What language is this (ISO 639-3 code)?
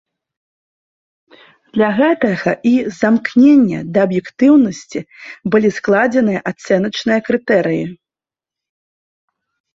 bel